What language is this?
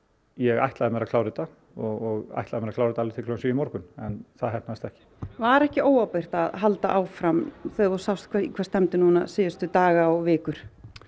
Icelandic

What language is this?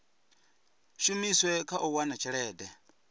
Venda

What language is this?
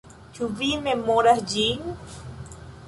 Esperanto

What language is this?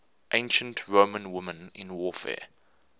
English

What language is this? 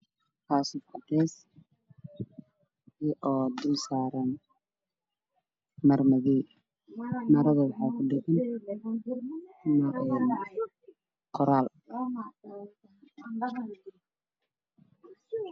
Somali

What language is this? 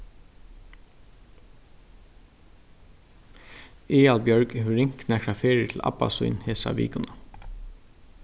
Faroese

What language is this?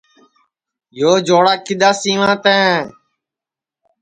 Sansi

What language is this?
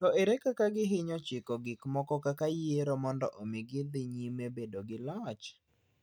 Luo (Kenya and Tanzania)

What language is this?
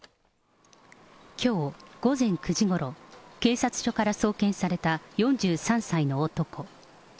Japanese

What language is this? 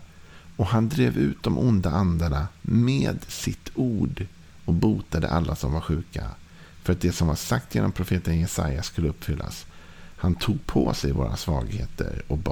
Swedish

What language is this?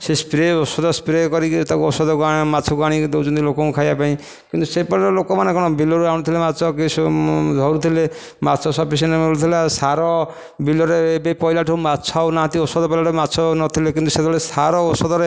Odia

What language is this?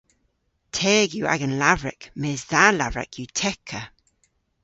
Cornish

